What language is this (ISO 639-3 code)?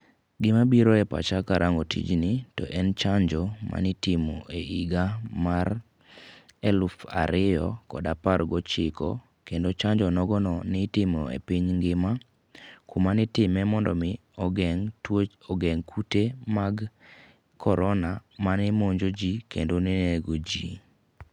luo